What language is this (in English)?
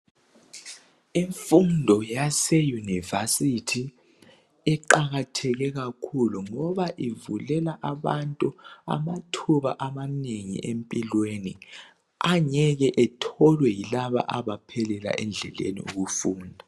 North Ndebele